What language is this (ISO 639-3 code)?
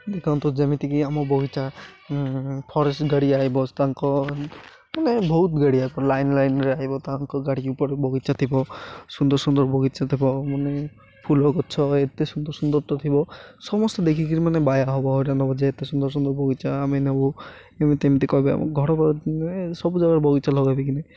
ori